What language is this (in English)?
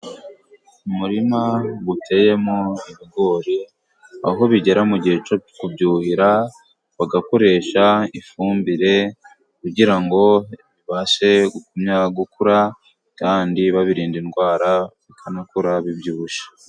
Kinyarwanda